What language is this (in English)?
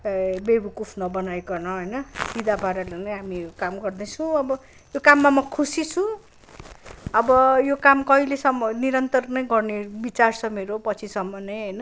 Nepali